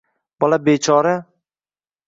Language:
Uzbek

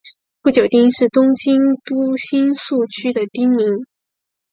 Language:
Chinese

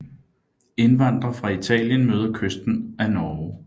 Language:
Danish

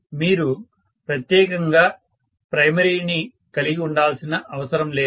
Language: Telugu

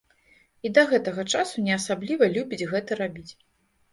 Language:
Belarusian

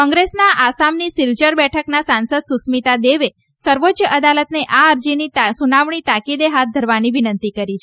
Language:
Gujarati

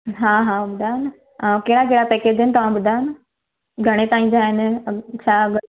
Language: Sindhi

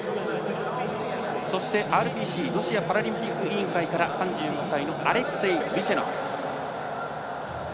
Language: Japanese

